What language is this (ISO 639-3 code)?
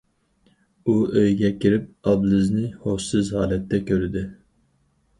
uig